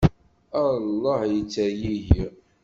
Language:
Kabyle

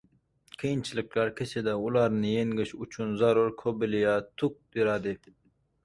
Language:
Uzbek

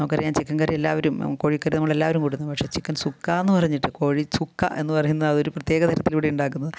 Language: Malayalam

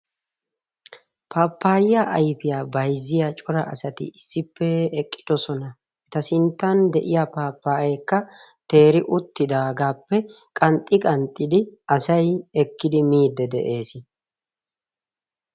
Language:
Wolaytta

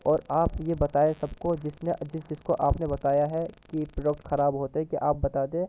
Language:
Urdu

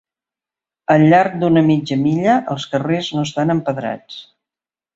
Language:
Catalan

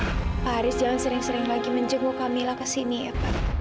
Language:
Indonesian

